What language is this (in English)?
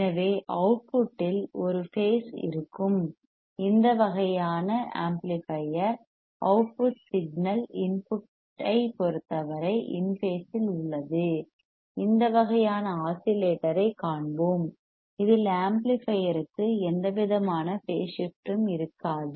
Tamil